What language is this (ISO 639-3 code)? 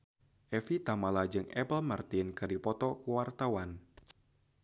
sun